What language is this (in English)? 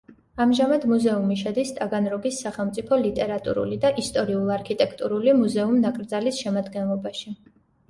Georgian